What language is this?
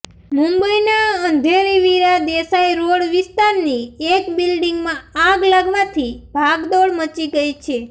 Gujarati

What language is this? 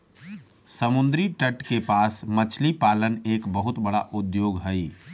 Magahi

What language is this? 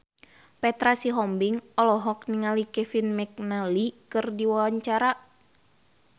Sundanese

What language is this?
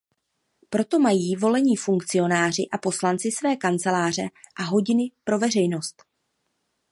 Czech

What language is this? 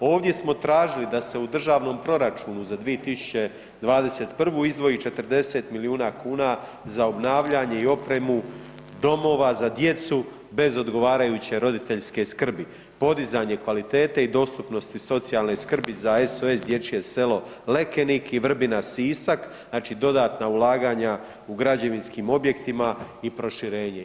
Croatian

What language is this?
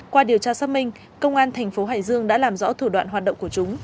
Vietnamese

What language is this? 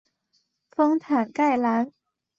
Chinese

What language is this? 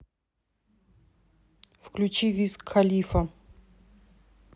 Russian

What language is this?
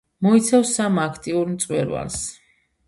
Georgian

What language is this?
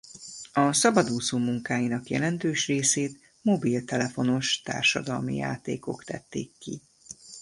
Hungarian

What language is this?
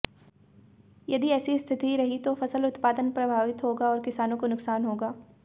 Hindi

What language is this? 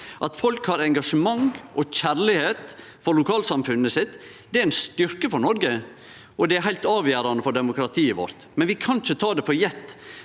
Norwegian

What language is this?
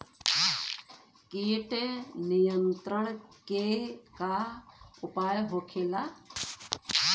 Bhojpuri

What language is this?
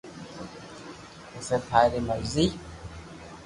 Loarki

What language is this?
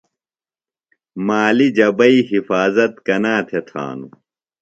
Phalura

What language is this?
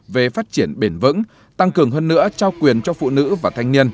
Vietnamese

